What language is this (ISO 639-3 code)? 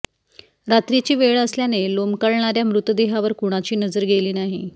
mar